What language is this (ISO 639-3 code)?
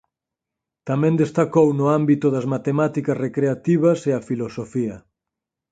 glg